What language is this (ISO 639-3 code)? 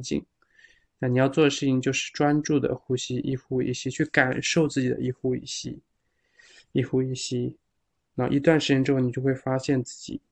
zho